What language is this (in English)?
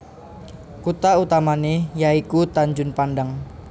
Javanese